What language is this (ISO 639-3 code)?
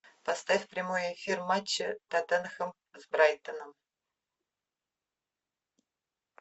rus